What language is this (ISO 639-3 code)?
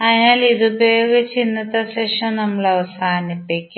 mal